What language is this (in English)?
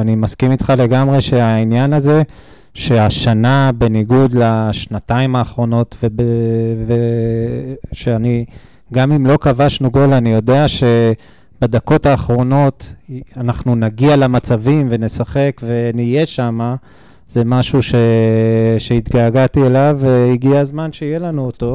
Hebrew